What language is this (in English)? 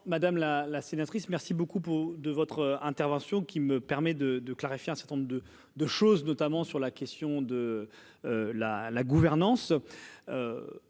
French